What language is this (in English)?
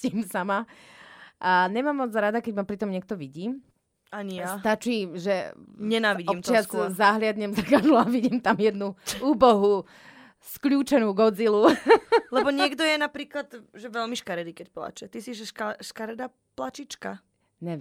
Slovak